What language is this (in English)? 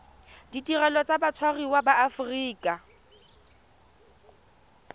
Tswana